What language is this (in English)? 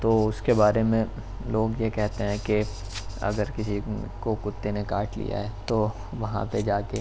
Urdu